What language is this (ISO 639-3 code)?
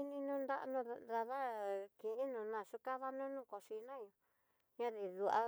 mtx